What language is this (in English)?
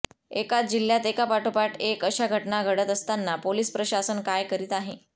Marathi